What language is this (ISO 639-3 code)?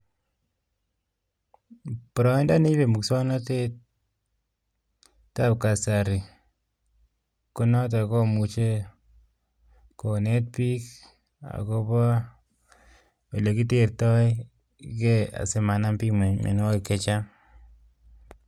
kln